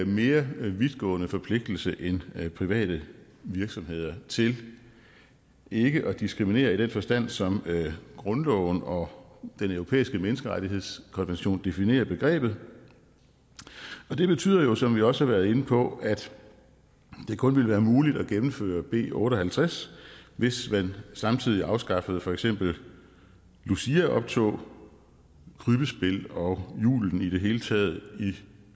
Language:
Danish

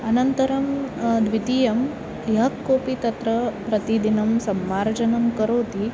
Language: Sanskrit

